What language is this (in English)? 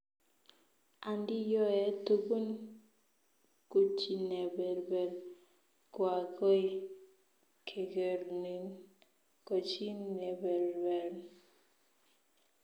Kalenjin